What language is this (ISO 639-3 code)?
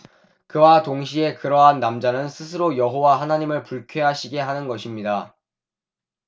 kor